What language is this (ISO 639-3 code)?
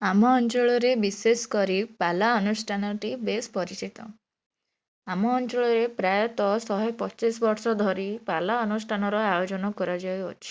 ori